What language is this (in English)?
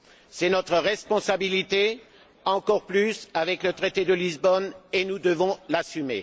French